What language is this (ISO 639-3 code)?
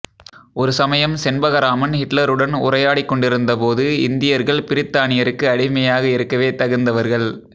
tam